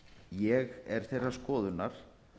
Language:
Icelandic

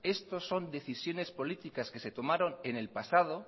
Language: Spanish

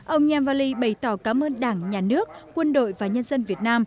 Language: Vietnamese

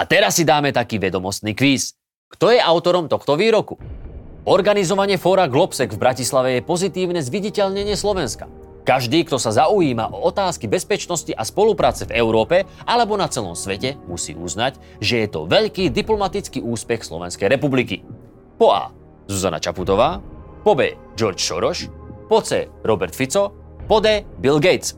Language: Slovak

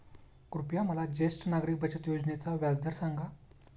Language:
Marathi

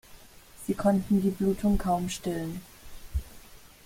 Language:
German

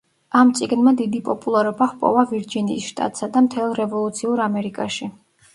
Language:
Georgian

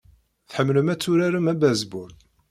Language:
Kabyle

